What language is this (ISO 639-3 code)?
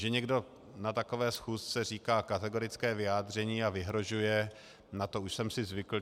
ces